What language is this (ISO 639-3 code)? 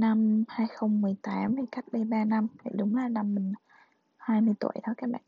vie